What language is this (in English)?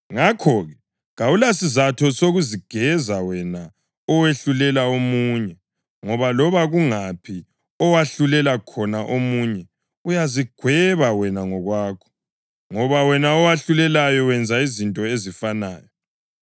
North Ndebele